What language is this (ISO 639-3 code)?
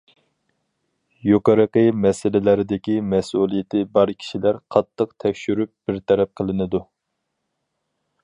uig